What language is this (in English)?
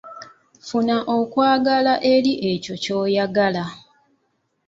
Ganda